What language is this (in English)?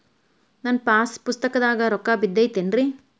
Kannada